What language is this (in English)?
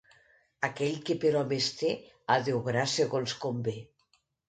Catalan